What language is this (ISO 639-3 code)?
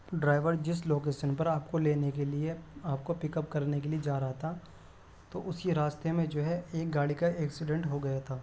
urd